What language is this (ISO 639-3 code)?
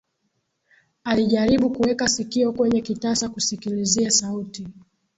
swa